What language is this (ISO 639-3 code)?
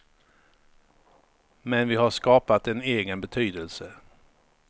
swe